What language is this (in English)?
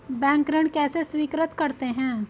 Hindi